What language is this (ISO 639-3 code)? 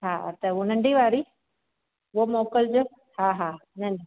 snd